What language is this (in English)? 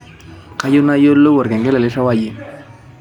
Masai